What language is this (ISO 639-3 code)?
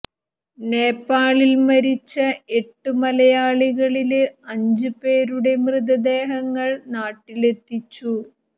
mal